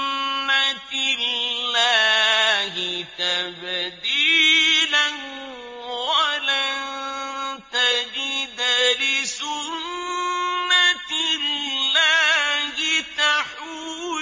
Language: Arabic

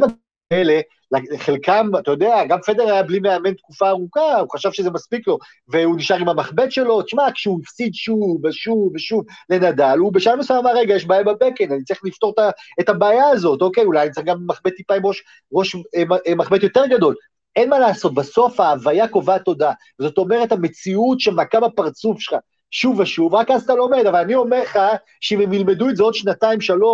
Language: Hebrew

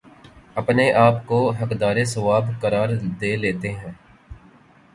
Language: Urdu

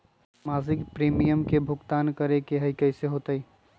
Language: Magahi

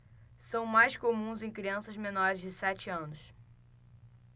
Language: Portuguese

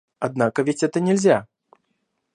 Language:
Russian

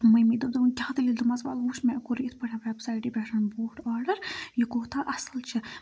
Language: Kashmiri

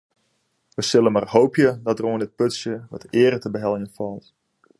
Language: Western Frisian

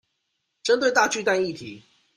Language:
Chinese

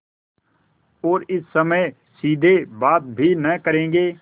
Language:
Hindi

